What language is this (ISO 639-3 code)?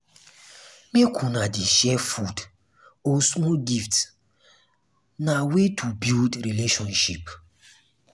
pcm